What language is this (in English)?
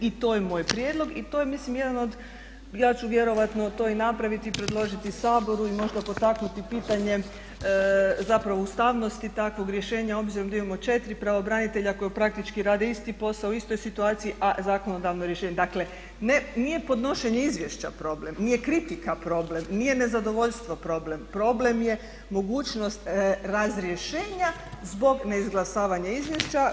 Croatian